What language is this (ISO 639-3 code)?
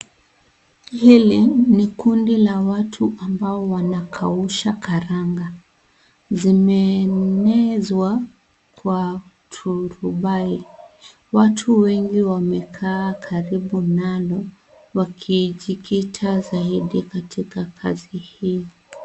swa